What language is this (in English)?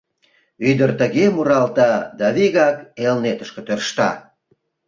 Mari